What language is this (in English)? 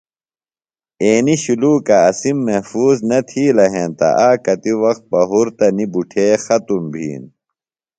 Phalura